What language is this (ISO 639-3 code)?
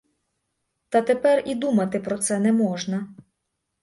ukr